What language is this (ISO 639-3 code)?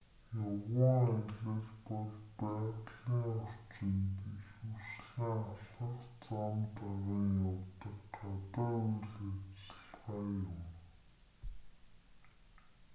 mon